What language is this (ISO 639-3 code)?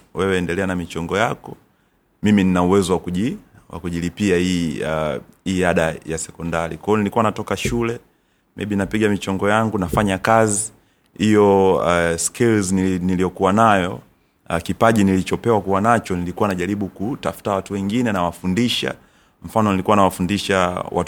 swa